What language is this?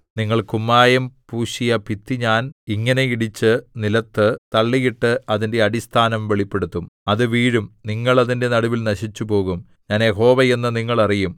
Malayalam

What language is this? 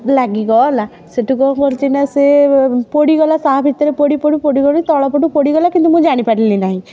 Odia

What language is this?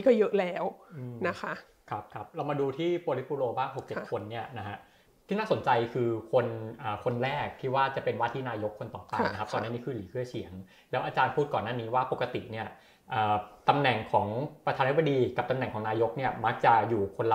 Thai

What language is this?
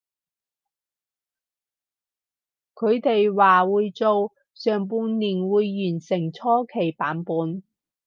Cantonese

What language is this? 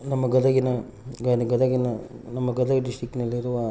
Kannada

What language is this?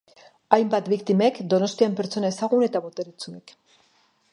Basque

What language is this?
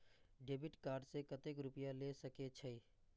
Maithili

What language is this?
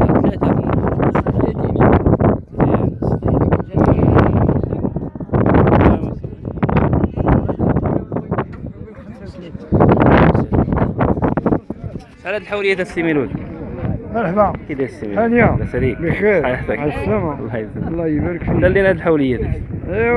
Arabic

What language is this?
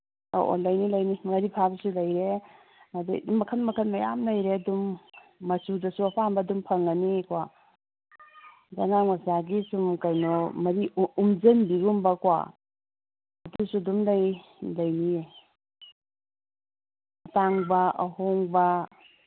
Manipuri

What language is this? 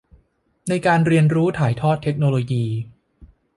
Thai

